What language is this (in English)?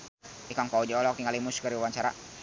Sundanese